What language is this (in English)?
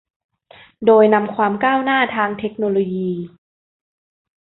Thai